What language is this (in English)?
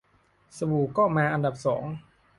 Thai